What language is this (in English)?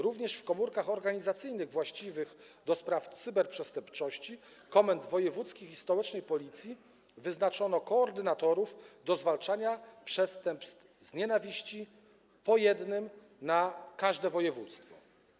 Polish